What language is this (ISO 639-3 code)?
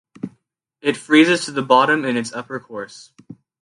eng